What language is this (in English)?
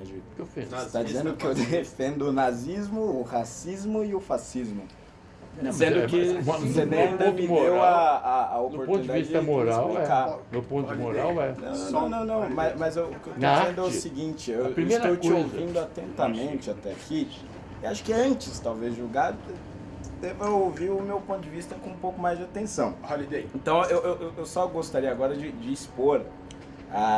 Portuguese